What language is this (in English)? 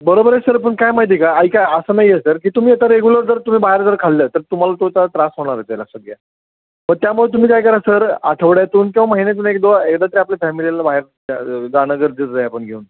Marathi